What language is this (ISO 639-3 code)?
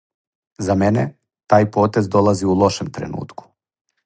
srp